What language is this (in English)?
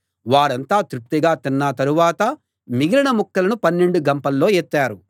Telugu